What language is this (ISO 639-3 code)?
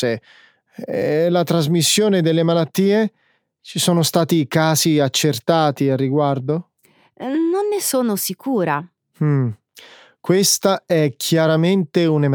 ita